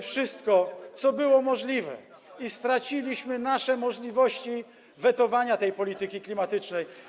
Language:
Polish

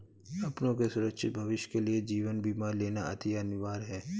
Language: Hindi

